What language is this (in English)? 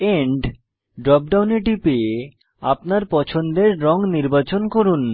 Bangla